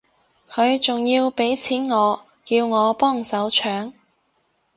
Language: Cantonese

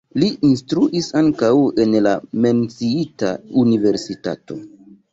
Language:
Esperanto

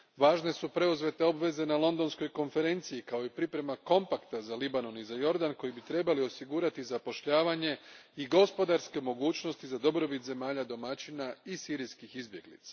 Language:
Croatian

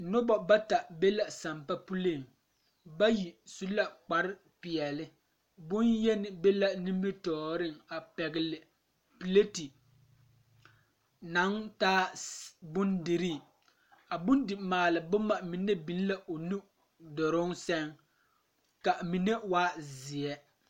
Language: Southern Dagaare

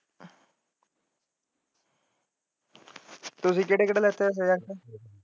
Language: Punjabi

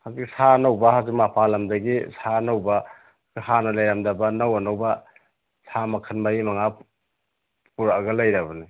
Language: Manipuri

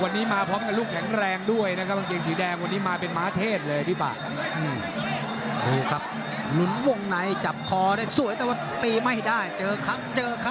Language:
Thai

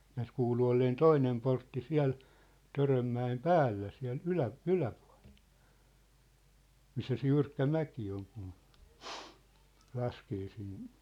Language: Finnish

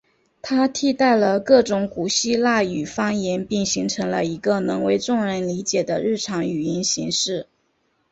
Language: Chinese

